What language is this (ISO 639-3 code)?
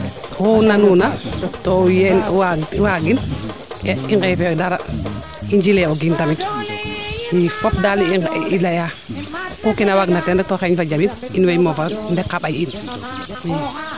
srr